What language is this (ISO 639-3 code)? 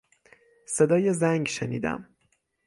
fas